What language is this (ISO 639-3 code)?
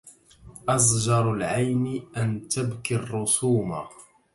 ara